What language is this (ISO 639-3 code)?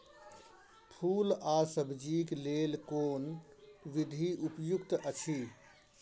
mai